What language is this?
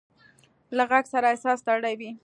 Pashto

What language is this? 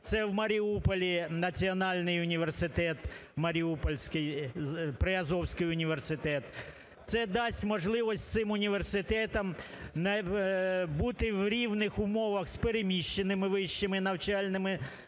Ukrainian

